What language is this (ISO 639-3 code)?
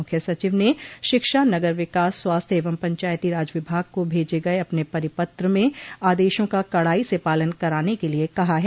hin